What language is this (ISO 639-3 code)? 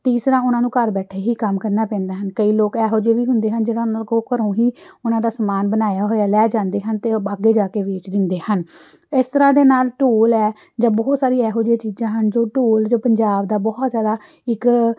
pan